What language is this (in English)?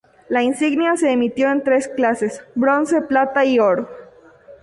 Spanish